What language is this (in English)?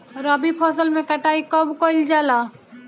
Bhojpuri